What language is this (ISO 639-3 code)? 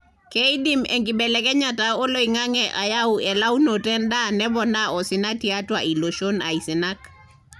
mas